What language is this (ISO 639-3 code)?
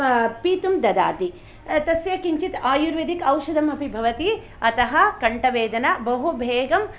san